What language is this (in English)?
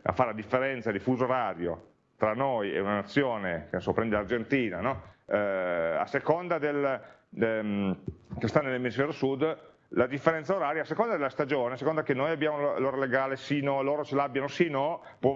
Italian